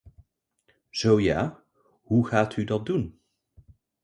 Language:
Dutch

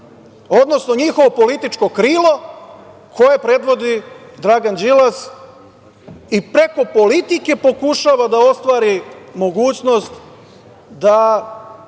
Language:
Serbian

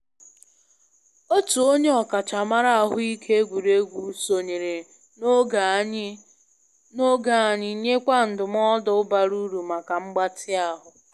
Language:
Igbo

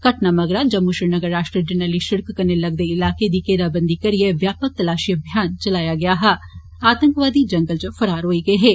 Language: Dogri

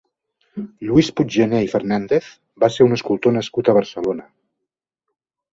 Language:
Catalan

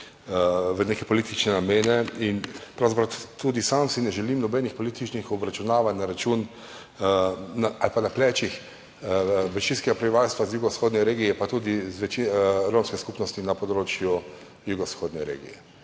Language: Slovenian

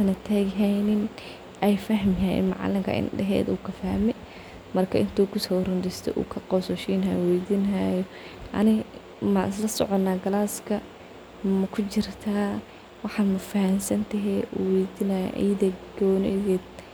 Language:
Somali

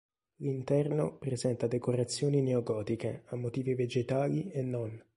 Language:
Italian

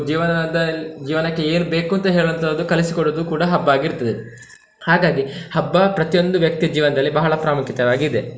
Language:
Kannada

